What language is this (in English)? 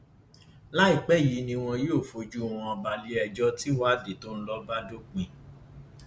Yoruba